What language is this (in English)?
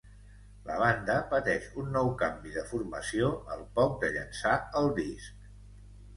Catalan